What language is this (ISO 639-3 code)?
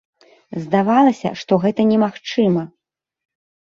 bel